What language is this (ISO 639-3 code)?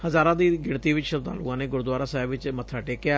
pan